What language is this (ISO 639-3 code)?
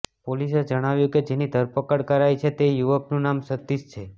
guj